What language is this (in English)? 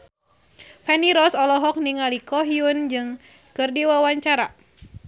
Sundanese